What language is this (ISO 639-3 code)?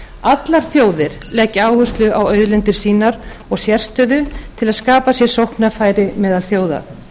isl